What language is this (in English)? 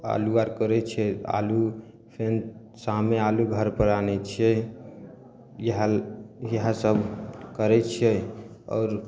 Maithili